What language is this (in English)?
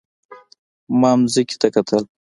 Pashto